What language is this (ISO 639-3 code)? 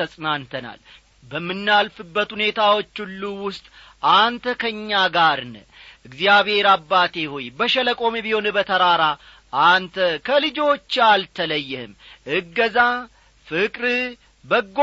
amh